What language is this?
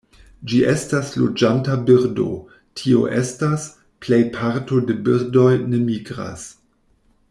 Esperanto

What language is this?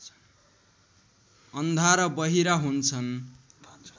Nepali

